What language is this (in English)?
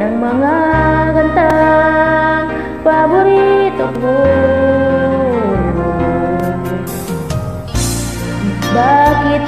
Indonesian